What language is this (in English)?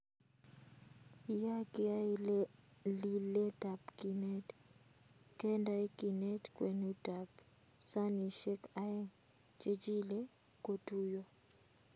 Kalenjin